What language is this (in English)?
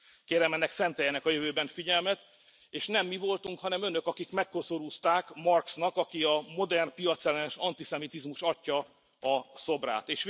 Hungarian